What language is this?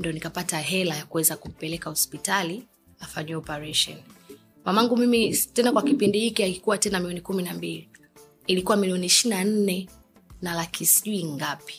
Swahili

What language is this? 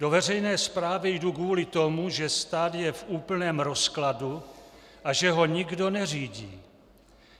Czech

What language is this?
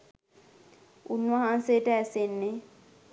Sinhala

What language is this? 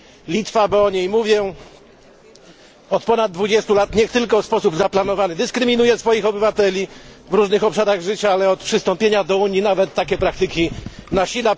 Polish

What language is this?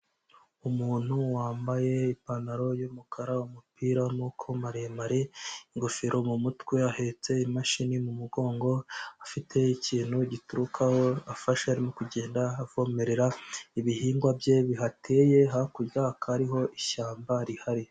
Kinyarwanda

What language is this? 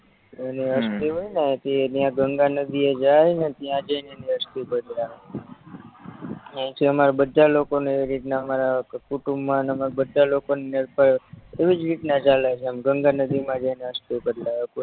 Gujarati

